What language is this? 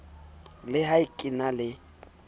Southern Sotho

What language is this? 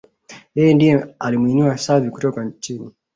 Swahili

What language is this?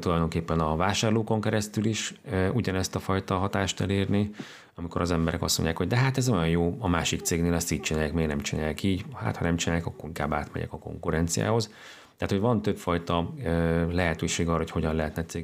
Hungarian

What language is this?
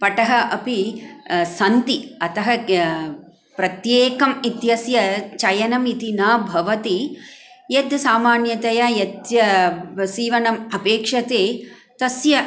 Sanskrit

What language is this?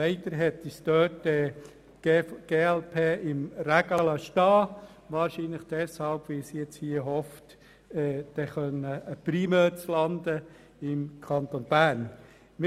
Swiss German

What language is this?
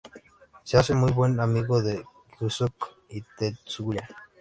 Spanish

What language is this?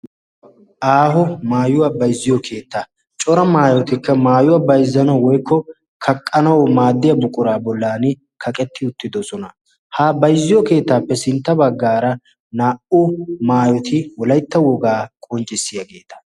Wolaytta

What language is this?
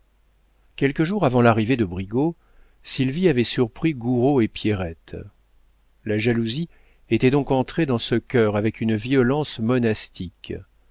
French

